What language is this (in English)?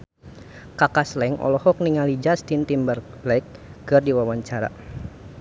Sundanese